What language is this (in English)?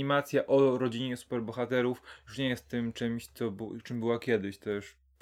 Polish